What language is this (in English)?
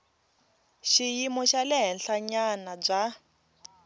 Tsonga